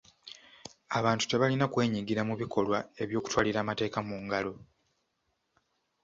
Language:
Ganda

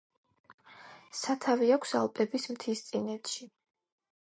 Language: Georgian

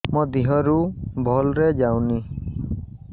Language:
Odia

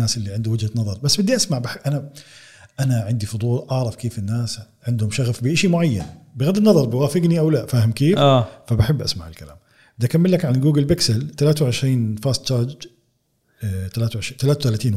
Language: Arabic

